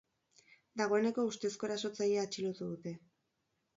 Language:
Basque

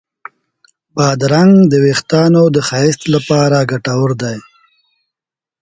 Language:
Pashto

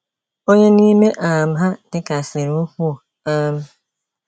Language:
Igbo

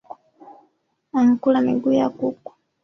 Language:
Swahili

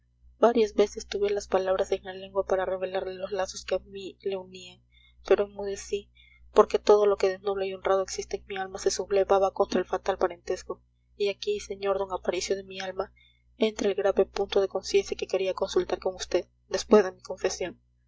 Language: Spanish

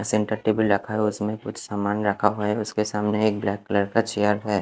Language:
Hindi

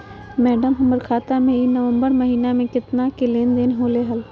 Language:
Magahi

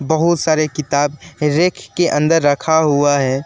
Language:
Hindi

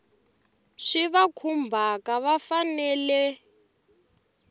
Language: Tsonga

